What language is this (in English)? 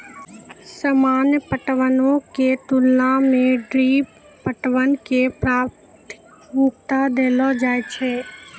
Maithili